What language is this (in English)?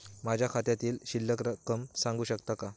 Marathi